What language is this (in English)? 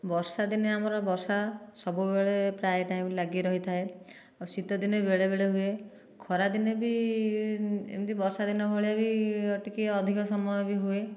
Odia